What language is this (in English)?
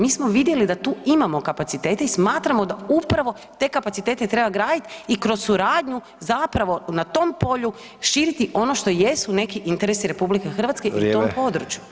Croatian